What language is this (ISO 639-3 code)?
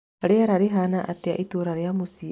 kik